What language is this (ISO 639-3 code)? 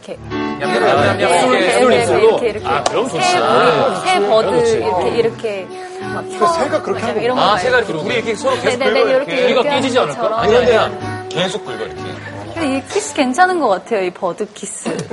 kor